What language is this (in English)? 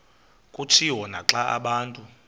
Xhosa